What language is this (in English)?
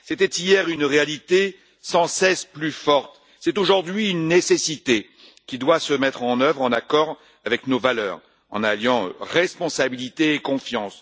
French